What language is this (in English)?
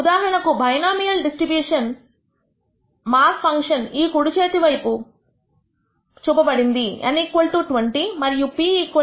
Telugu